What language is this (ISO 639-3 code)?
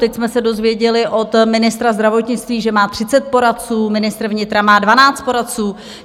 ces